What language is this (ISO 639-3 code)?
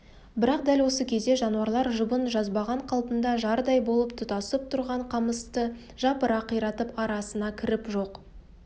kaz